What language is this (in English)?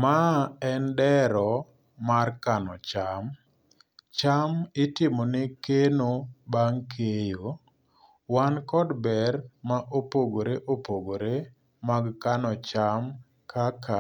Luo (Kenya and Tanzania)